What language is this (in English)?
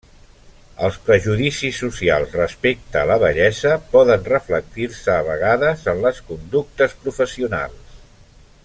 Catalan